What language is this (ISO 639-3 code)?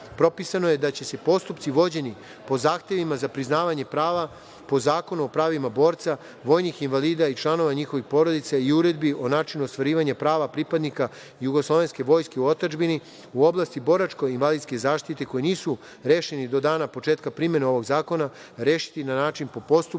srp